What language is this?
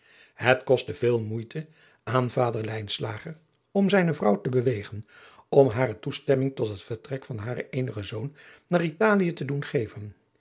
Dutch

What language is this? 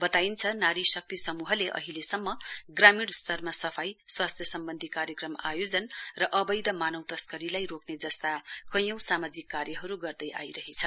Nepali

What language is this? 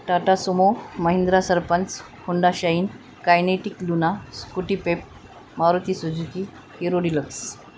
Marathi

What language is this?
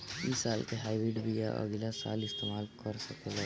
Bhojpuri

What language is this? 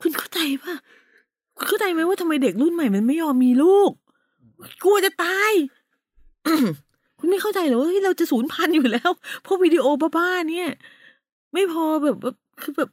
Thai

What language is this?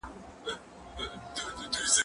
Pashto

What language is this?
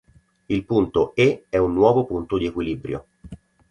Italian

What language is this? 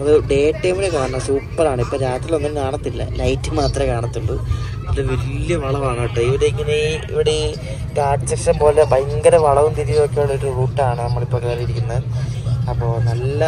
Malayalam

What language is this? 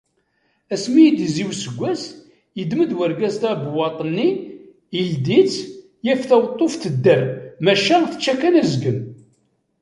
Kabyle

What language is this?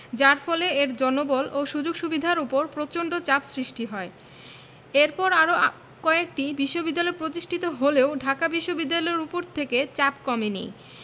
Bangla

